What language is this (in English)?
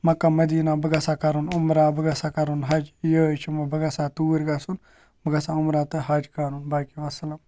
Kashmiri